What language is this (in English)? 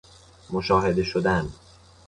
Persian